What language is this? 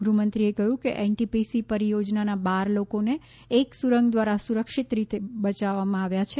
Gujarati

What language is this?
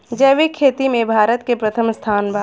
Bhojpuri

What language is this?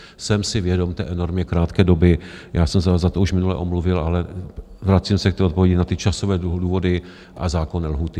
Czech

